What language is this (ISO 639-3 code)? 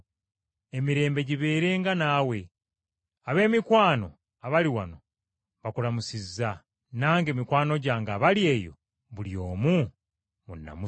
lug